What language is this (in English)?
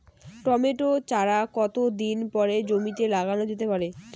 Bangla